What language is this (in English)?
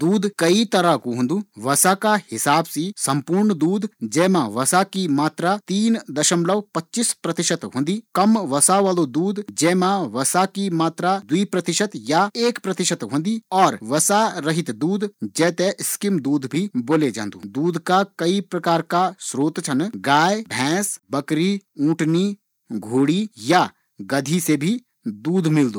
Garhwali